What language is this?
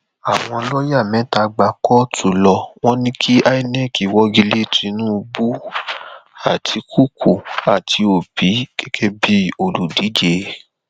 Yoruba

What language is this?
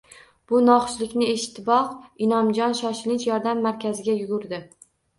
Uzbek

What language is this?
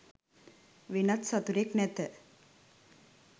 Sinhala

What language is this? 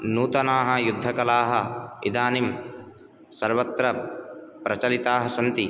Sanskrit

